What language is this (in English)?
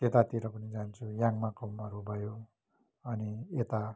Nepali